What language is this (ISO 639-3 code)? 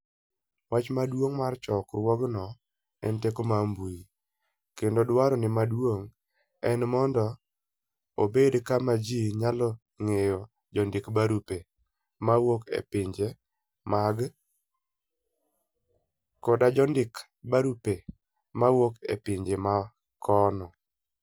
luo